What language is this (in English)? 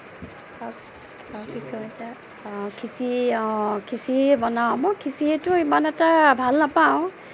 Assamese